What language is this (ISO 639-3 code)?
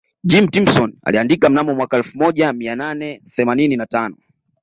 swa